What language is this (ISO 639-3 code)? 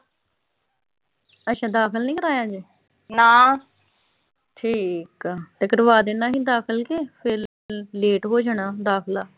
pan